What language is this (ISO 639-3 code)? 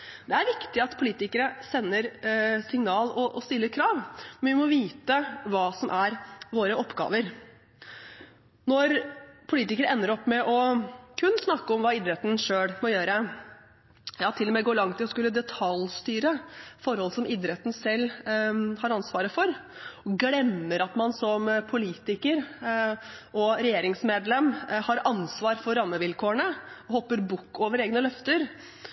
nob